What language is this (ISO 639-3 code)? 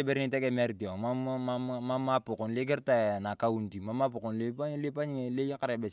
tuv